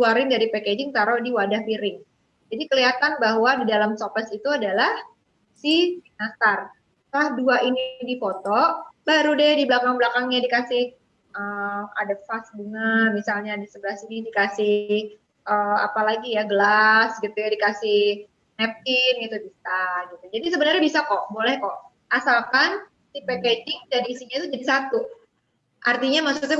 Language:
Indonesian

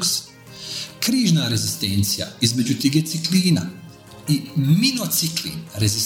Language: Croatian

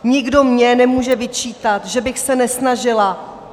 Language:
Czech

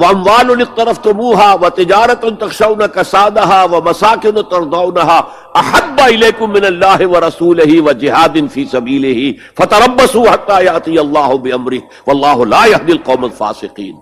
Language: Urdu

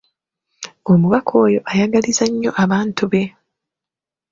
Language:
Ganda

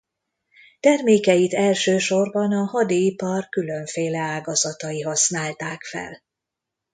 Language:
Hungarian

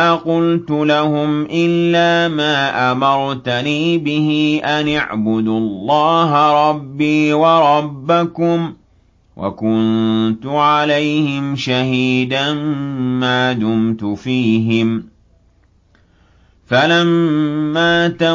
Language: Arabic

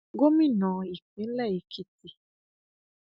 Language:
Yoruba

